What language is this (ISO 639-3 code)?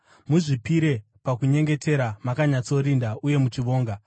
sna